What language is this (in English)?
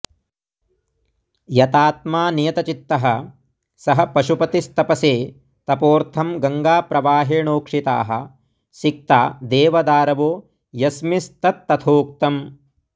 Sanskrit